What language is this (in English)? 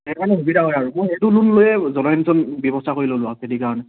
Assamese